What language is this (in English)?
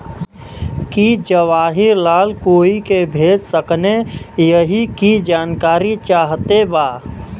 Bhojpuri